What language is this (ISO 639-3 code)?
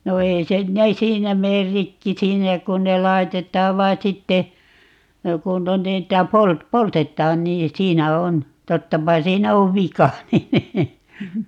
fin